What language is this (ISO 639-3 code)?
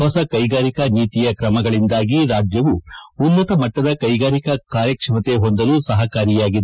kan